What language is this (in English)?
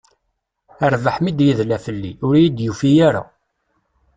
Kabyle